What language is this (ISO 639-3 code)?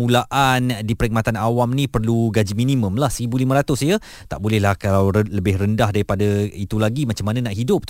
msa